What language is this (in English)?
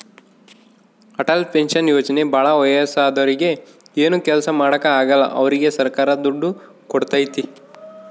Kannada